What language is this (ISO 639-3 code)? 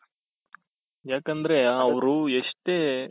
kan